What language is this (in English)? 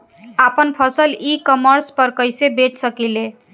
Bhojpuri